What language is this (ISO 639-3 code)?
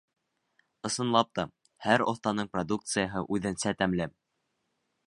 bak